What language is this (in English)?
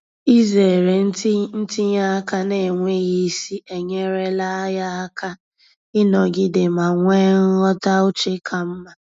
Igbo